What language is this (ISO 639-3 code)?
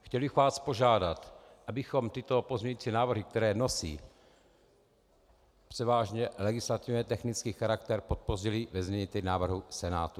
ces